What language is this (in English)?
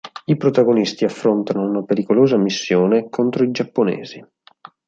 Italian